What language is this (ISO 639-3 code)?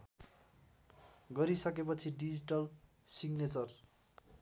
nep